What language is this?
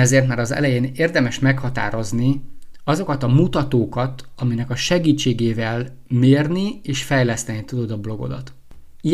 Hungarian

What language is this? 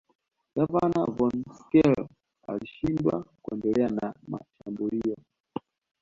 Swahili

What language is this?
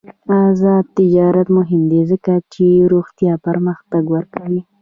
Pashto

